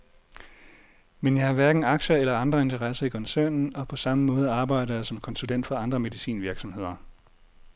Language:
Danish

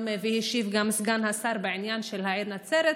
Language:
Hebrew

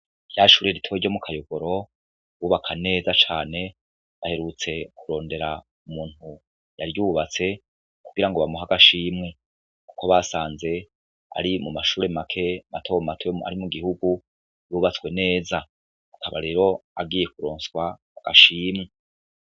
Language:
Rundi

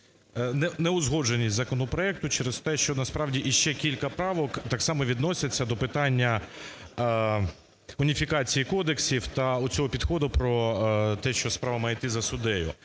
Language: Ukrainian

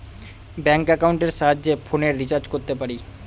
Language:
Bangla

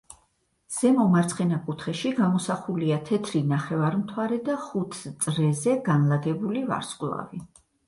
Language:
Georgian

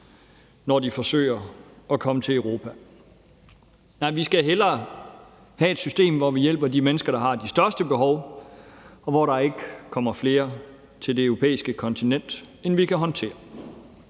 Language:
Danish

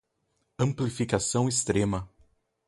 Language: Portuguese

